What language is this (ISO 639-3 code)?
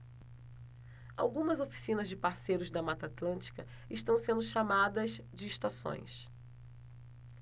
por